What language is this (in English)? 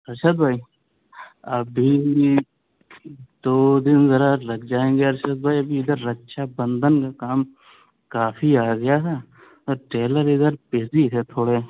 Urdu